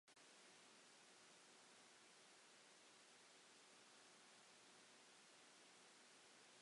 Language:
Welsh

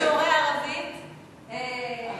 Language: Hebrew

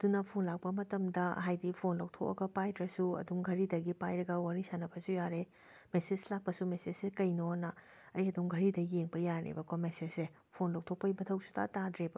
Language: Manipuri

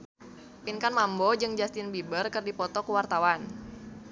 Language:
Sundanese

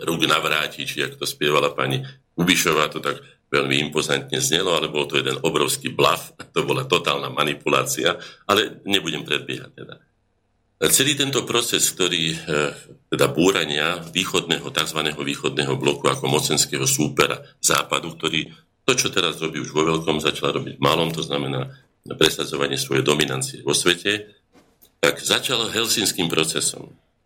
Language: Slovak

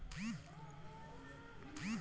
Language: Bhojpuri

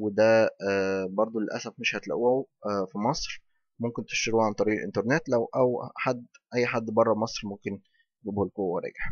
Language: Arabic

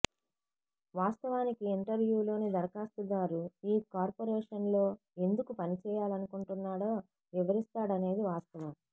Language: Telugu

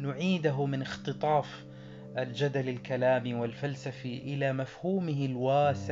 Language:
Arabic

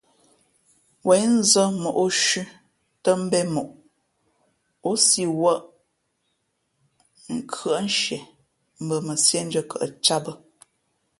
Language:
Fe'fe'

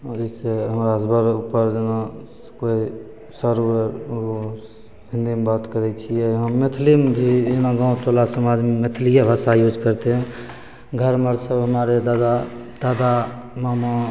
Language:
Maithili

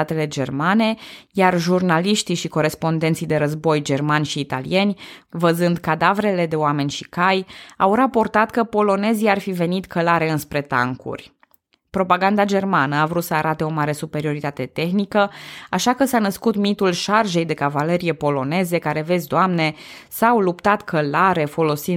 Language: Romanian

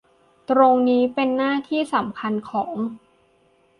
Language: Thai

